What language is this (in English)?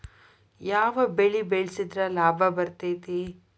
Kannada